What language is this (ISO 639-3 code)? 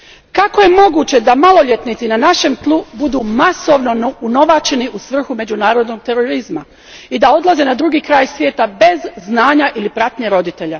hrv